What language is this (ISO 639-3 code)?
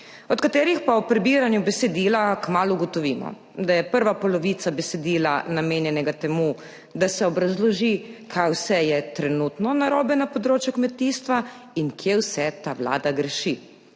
slv